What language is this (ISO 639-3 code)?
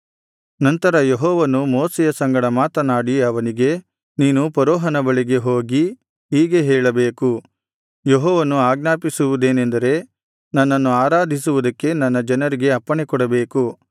kan